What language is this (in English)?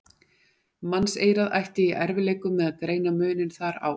Icelandic